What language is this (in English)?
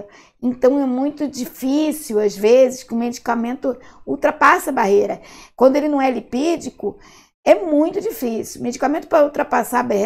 Portuguese